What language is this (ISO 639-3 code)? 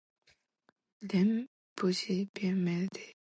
yue